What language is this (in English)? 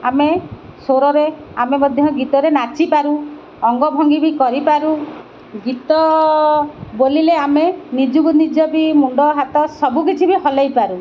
Odia